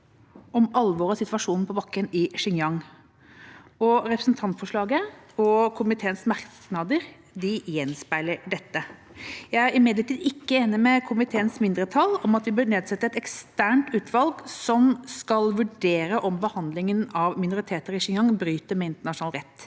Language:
Norwegian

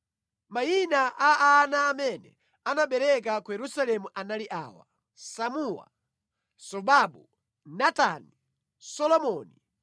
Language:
Nyanja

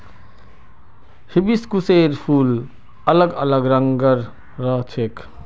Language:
Magahi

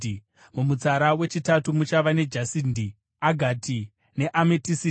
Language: Shona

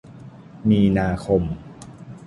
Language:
Thai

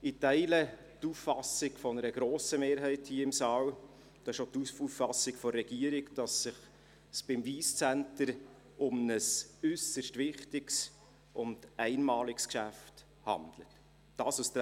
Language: Swiss German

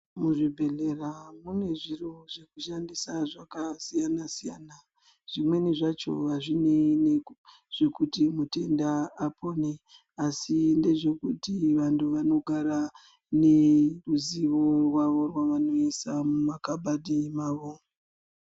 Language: Ndau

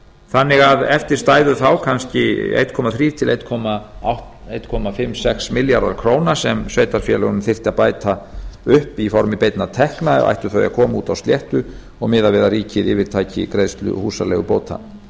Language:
Icelandic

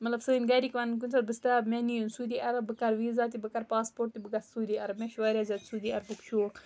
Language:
Kashmiri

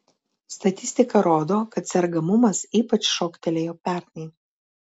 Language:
Lithuanian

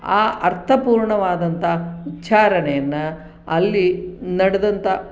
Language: Kannada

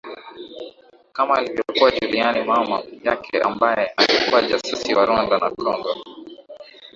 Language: Swahili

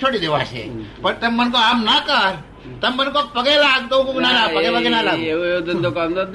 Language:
Gujarati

